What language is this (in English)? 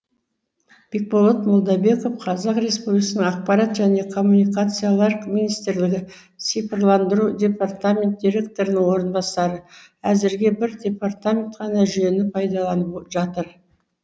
Kazakh